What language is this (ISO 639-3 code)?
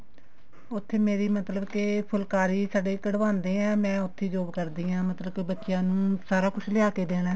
pan